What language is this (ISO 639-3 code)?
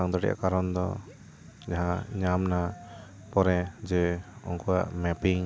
sat